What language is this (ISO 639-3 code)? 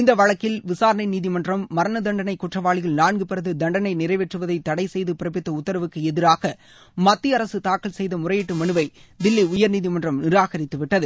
tam